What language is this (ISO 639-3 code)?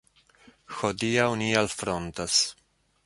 epo